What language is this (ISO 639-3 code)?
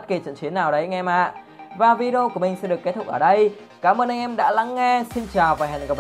vie